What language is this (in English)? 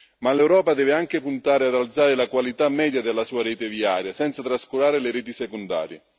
Italian